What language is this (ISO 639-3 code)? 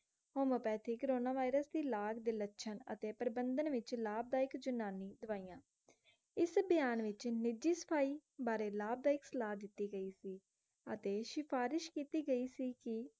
pan